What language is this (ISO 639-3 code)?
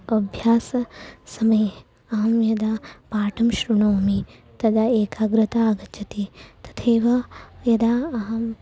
san